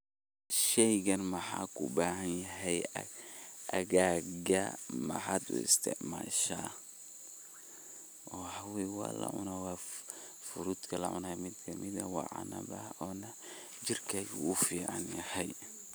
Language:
Somali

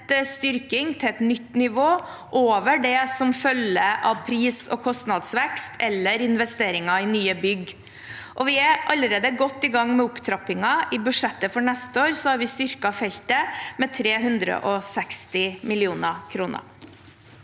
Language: Norwegian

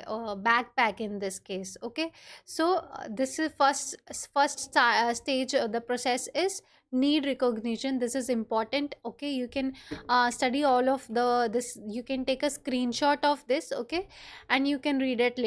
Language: English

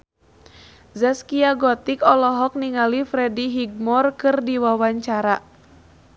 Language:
Sundanese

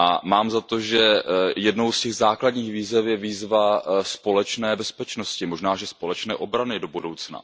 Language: Czech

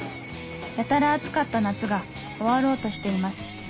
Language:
Japanese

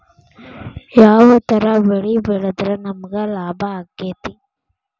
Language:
Kannada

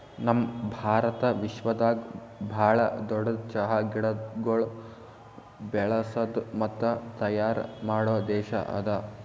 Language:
Kannada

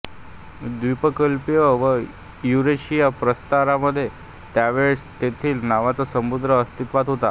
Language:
Marathi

